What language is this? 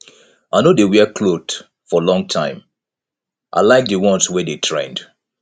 Nigerian Pidgin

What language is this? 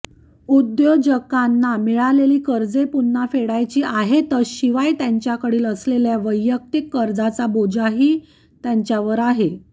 Marathi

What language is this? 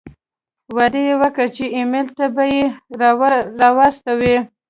Pashto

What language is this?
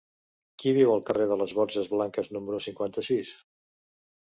Catalan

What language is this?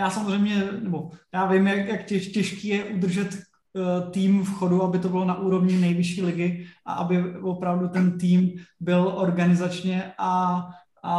Czech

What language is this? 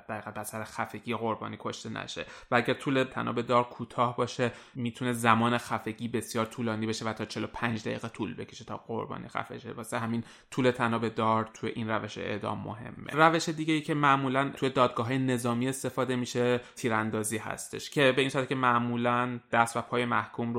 Persian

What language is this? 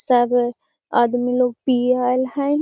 Magahi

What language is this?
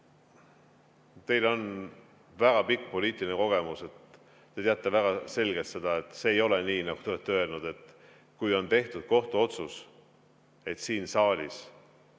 Estonian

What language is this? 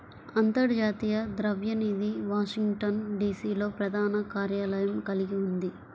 Telugu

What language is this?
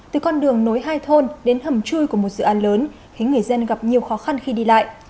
Vietnamese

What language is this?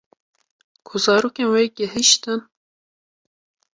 Kurdish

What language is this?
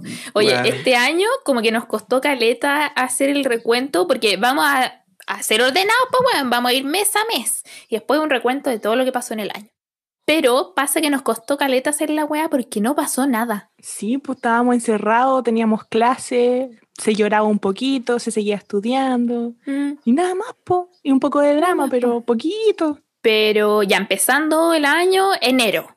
Spanish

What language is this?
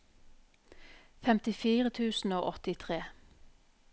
Norwegian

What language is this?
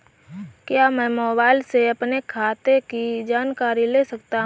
Hindi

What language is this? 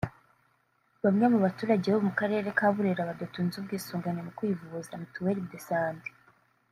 Kinyarwanda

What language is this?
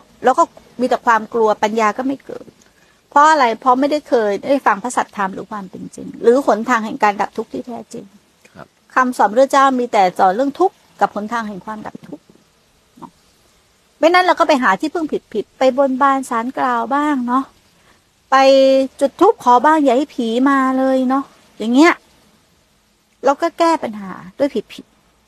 Thai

